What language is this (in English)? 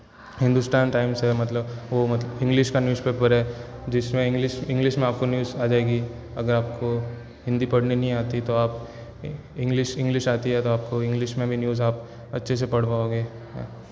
Hindi